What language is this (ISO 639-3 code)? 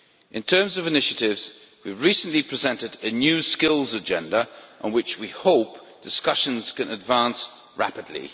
eng